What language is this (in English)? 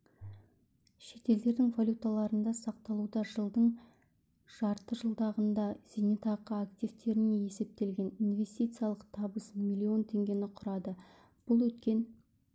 Kazakh